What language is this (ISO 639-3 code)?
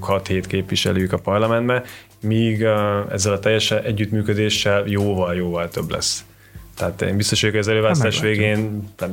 hun